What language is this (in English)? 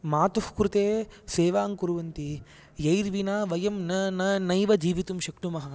Sanskrit